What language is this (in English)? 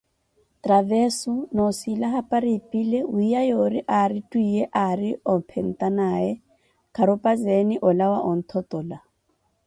Koti